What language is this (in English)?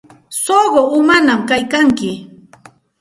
Santa Ana de Tusi Pasco Quechua